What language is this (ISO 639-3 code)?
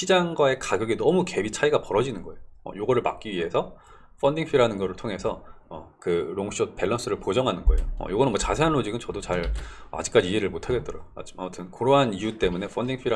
kor